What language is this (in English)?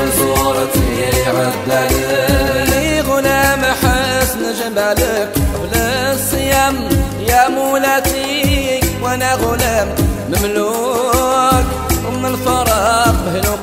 Arabic